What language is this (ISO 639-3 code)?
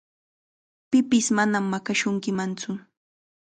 qxa